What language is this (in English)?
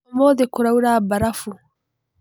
Kikuyu